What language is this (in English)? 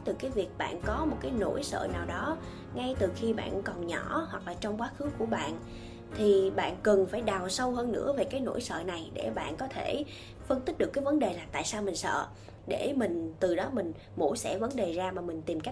Vietnamese